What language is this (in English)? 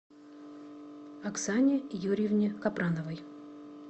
Russian